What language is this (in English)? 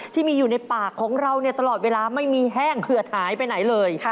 Thai